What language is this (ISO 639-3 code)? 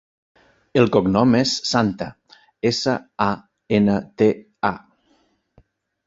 cat